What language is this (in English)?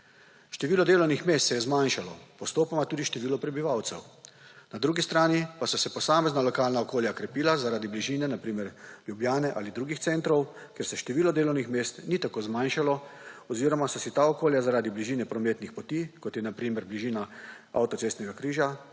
Slovenian